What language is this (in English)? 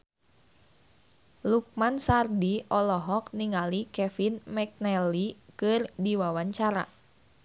Sundanese